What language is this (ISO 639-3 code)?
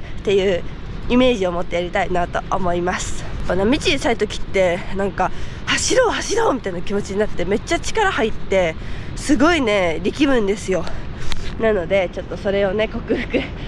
jpn